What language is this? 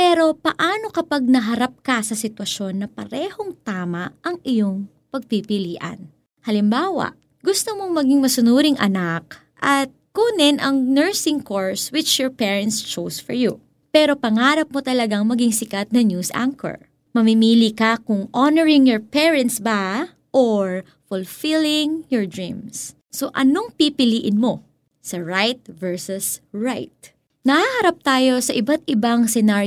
Filipino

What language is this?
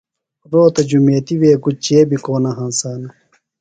Phalura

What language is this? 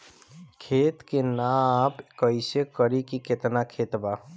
Bhojpuri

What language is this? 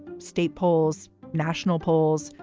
English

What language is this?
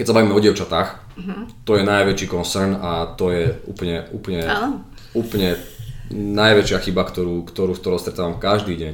Slovak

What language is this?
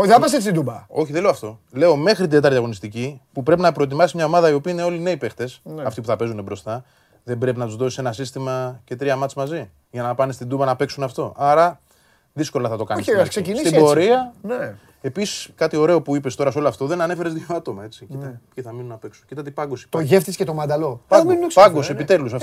Greek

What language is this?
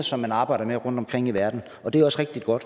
Danish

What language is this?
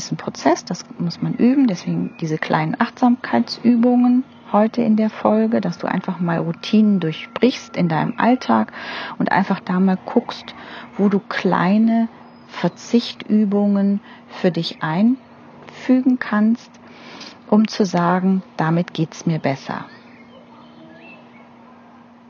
German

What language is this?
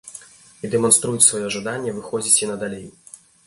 Belarusian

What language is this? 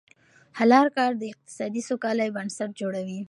Pashto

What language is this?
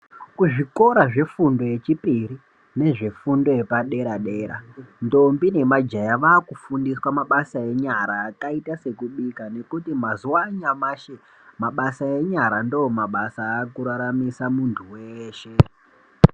Ndau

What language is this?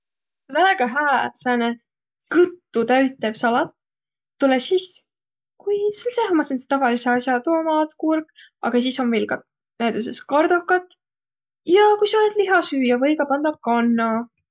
Võro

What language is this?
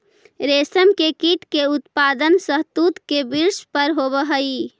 Magahi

